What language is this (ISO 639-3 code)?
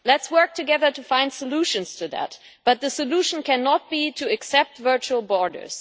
eng